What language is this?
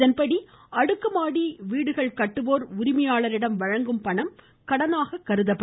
Tamil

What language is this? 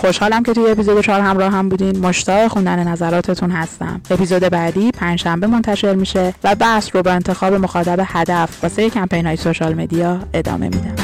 Persian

